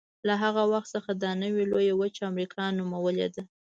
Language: Pashto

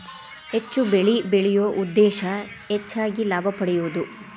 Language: Kannada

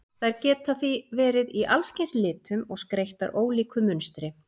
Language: Icelandic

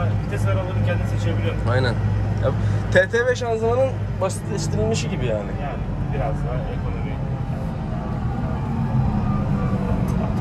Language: Turkish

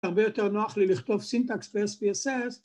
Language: Hebrew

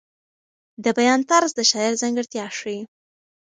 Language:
Pashto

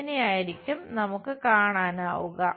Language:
Malayalam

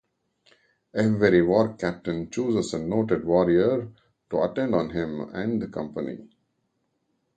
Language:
English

